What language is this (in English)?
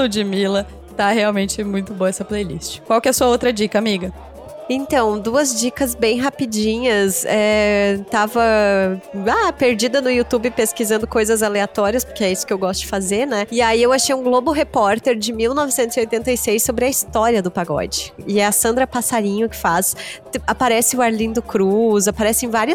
Portuguese